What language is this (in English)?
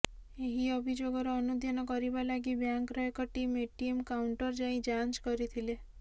Odia